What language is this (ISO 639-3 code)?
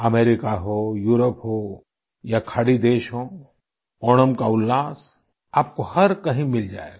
hin